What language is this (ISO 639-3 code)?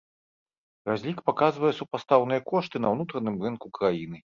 bel